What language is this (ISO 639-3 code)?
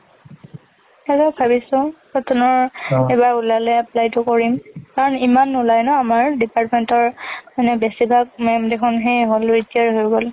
asm